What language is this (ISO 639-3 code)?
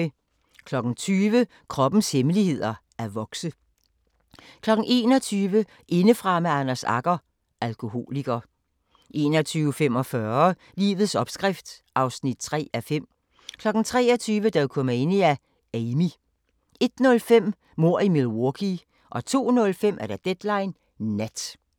dan